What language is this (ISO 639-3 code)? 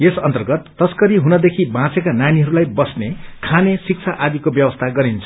nep